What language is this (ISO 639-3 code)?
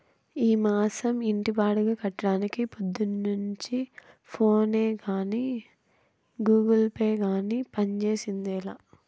tel